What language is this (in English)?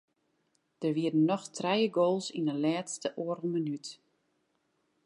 Western Frisian